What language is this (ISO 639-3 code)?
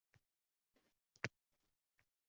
uzb